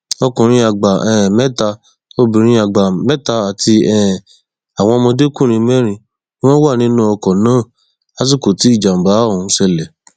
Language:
Yoruba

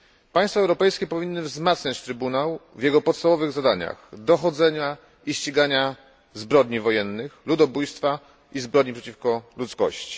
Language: Polish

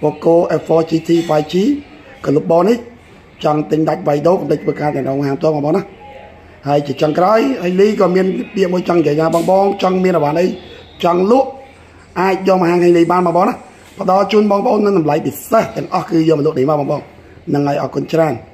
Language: Thai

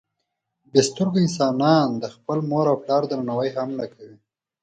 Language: Pashto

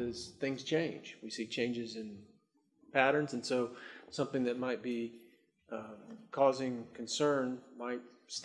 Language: English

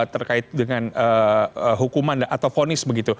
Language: Indonesian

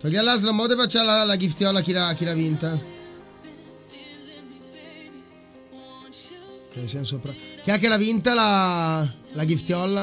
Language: Italian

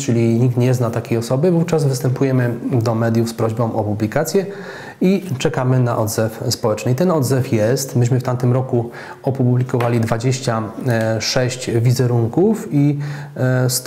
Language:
Polish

